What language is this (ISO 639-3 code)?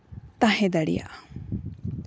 sat